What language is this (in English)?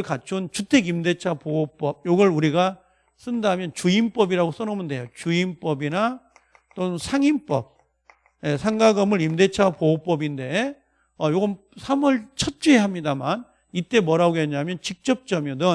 Korean